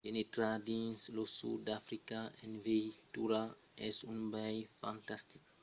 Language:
Occitan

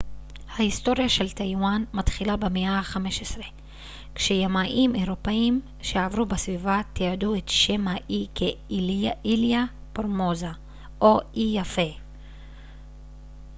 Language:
Hebrew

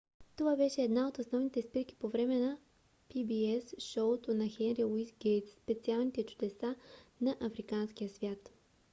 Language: Bulgarian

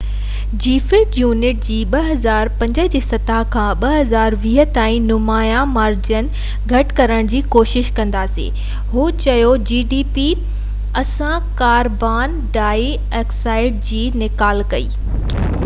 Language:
Sindhi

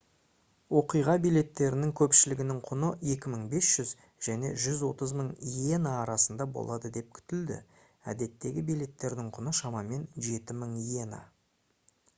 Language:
Kazakh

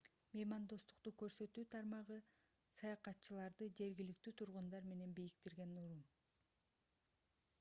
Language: Kyrgyz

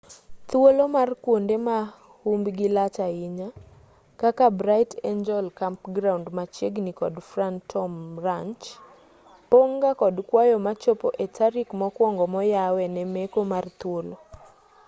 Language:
Luo (Kenya and Tanzania)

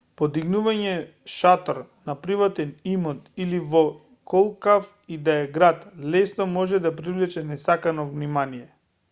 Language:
Macedonian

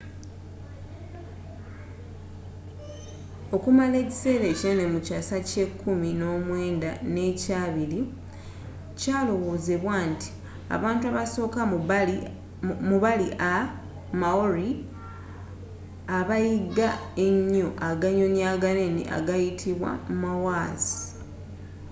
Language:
Ganda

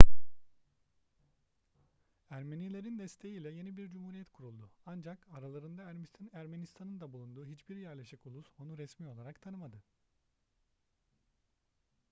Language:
Turkish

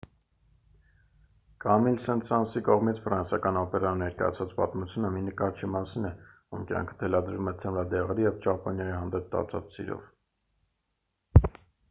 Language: Armenian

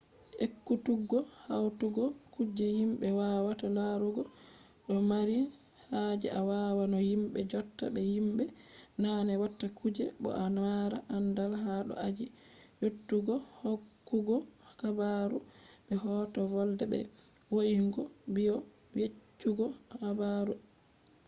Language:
Fula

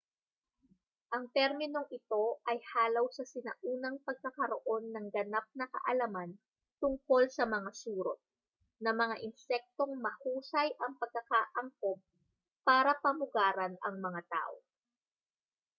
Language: Filipino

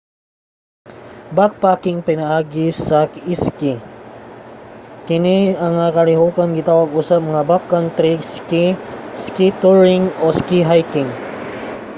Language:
Cebuano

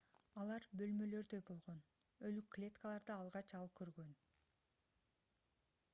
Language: Kyrgyz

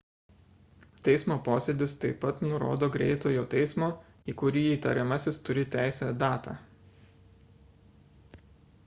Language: Lithuanian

